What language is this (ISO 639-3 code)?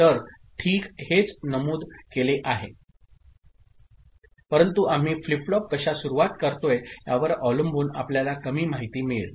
mar